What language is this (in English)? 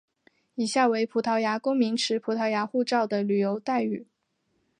Chinese